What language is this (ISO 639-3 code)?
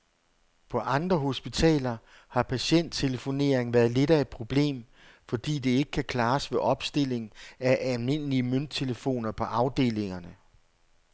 dan